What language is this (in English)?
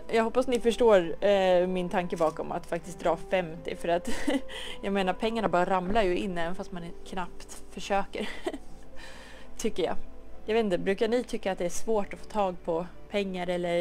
Swedish